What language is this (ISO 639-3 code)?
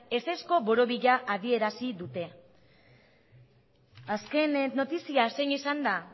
eus